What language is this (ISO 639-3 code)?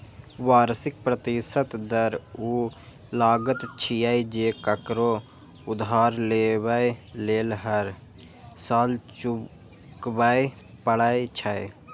mai